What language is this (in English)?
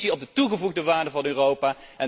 Dutch